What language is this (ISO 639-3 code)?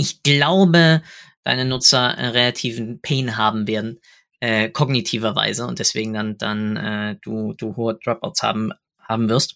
deu